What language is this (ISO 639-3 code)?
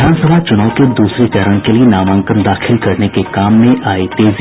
hin